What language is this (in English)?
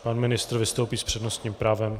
Czech